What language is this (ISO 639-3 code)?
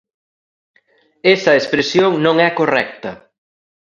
glg